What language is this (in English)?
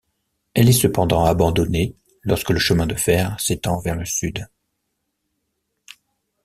French